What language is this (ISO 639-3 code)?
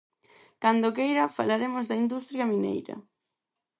glg